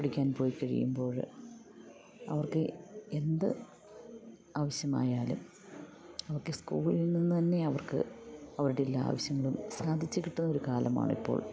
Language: Malayalam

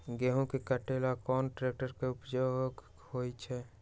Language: Magahi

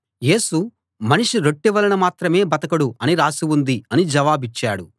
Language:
Telugu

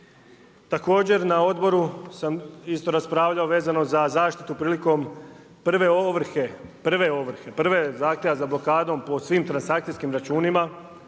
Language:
Croatian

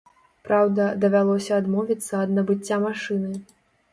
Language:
Belarusian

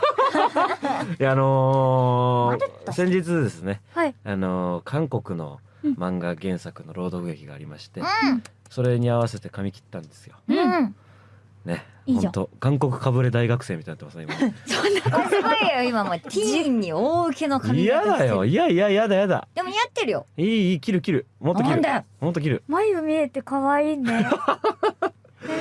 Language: Japanese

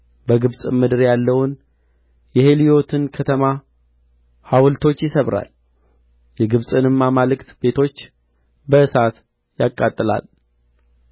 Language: Amharic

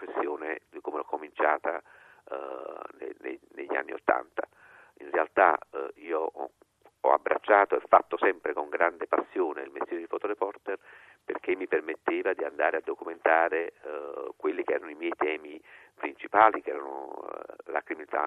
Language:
Italian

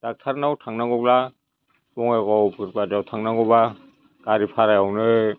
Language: Bodo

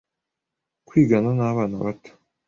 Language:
Kinyarwanda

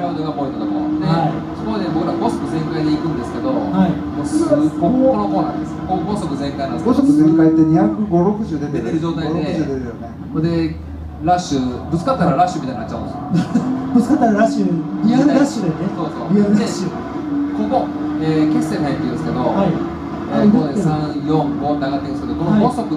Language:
Japanese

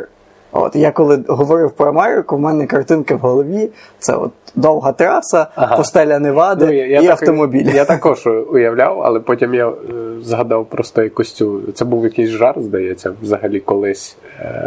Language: Ukrainian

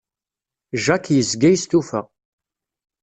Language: Kabyle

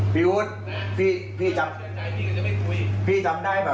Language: Thai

